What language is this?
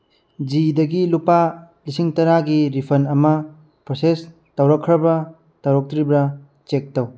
Manipuri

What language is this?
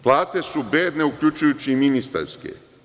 Serbian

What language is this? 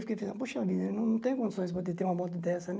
Portuguese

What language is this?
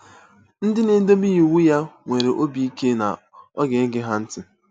Igbo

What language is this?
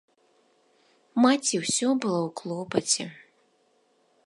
Belarusian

